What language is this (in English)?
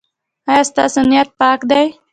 Pashto